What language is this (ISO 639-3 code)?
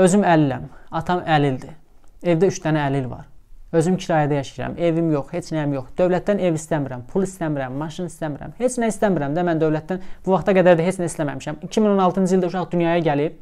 tur